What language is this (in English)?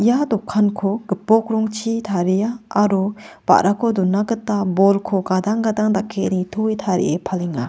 Garo